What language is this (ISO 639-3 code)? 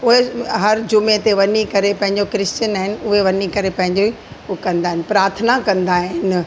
snd